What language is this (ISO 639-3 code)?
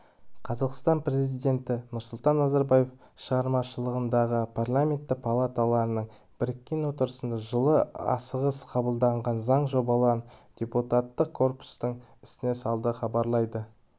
kaz